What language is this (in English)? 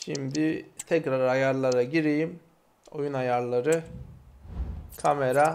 Turkish